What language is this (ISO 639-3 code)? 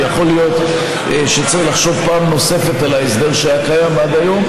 heb